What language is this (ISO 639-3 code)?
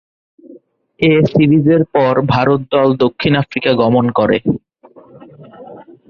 ben